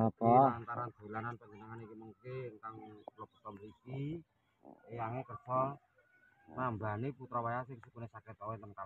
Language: Indonesian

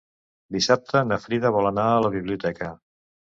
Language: Catalan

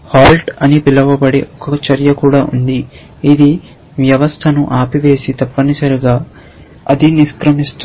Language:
Telugu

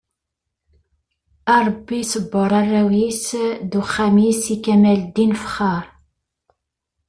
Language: Kabyle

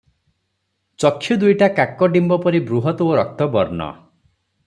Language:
Odia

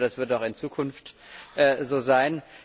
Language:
German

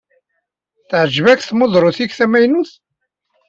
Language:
Kabyle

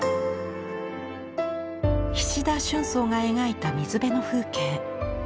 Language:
Japanese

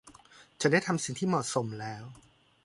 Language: Thai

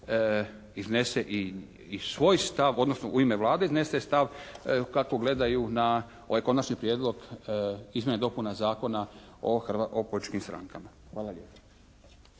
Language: Croatian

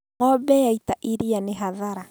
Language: Kikuyu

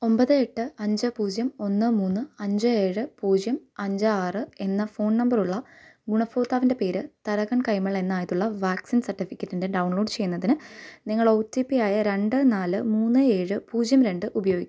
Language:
Malayalam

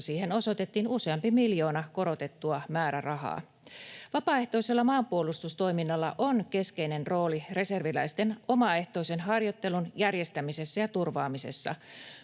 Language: Finnish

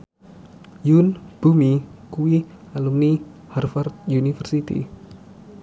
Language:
Javanese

